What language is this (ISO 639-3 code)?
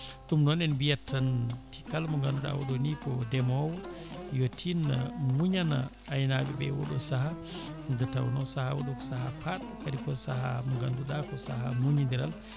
ful